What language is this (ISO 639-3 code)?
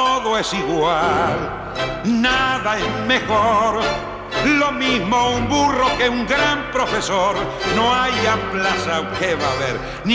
por